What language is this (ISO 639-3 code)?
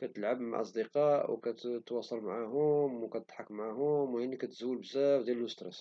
ary